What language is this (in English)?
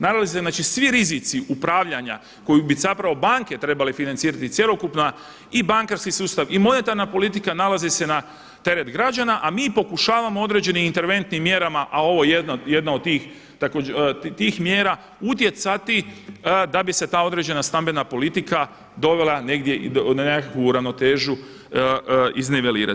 Croatian